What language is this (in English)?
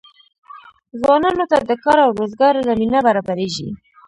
Pashto